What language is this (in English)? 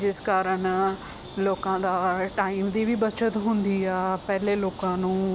Punjabi